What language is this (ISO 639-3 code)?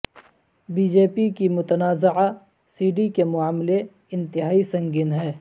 urd